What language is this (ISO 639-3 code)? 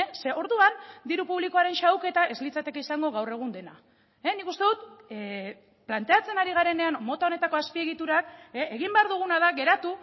eus